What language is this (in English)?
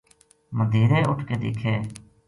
Gujari